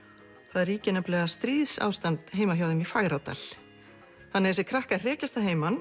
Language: Icelandic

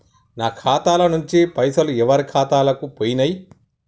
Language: Telugu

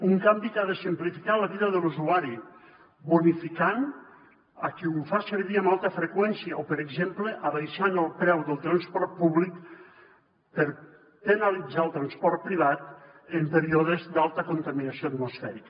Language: Catalan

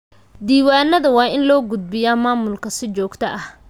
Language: Somali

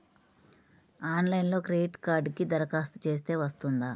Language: Telugu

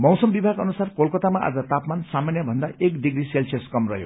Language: Nepali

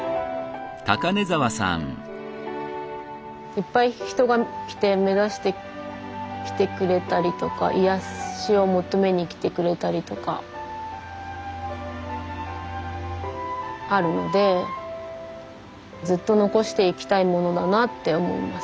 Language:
Japanese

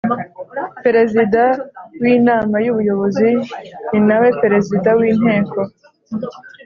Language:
Kinyarwanda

